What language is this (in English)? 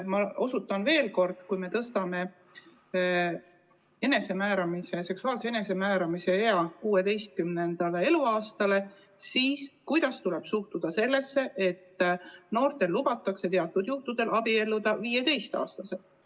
Estonian